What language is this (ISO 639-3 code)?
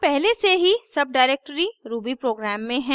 hin